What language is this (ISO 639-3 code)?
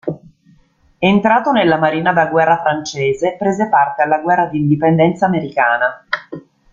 ita